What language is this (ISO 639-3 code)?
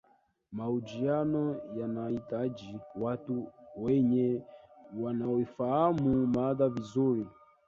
swa